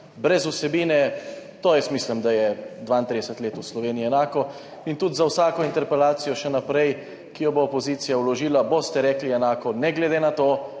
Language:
Slovenian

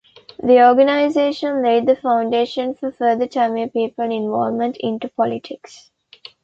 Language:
English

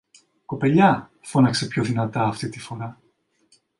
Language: Greek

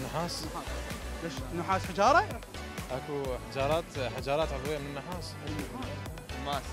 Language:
Arabic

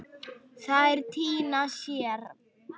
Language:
Icelandic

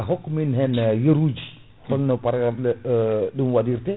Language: Fula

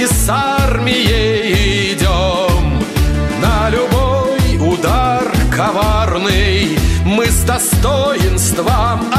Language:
Russian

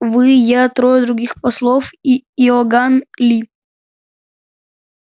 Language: Russian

